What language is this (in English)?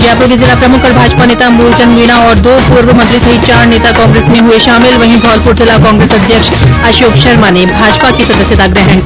Hindi